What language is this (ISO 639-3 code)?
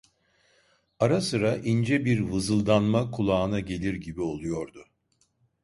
tur